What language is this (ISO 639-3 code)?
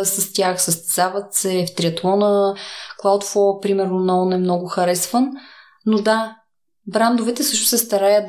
bul